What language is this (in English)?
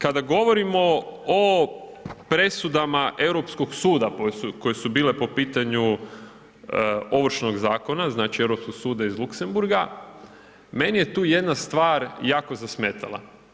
Croatian